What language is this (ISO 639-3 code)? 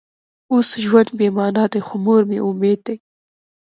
pus